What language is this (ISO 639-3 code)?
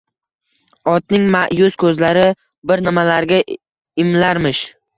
uzb